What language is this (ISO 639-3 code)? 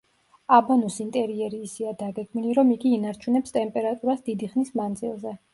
kat